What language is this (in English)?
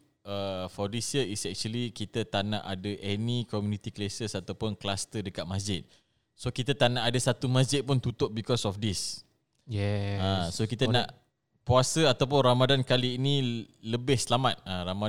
Malay